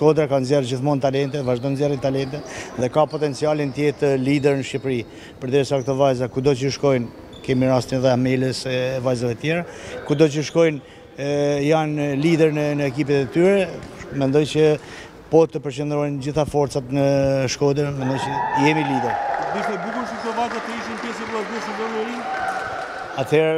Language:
Romanian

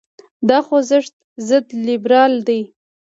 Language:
Pashto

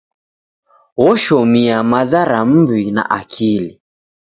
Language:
Taita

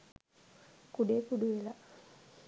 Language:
Sinhala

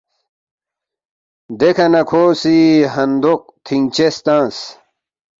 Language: Balti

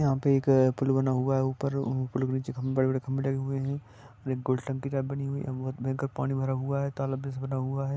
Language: Magahi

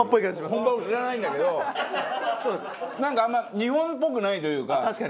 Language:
Japanese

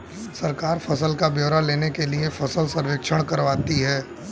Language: Hindi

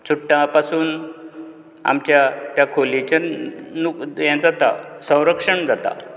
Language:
Konkani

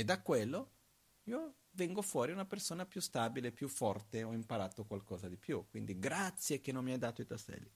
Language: Italian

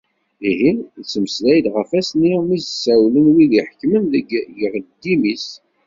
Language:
Kabyle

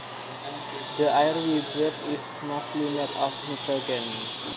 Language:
Javanese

